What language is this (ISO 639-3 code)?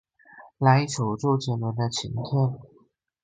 zho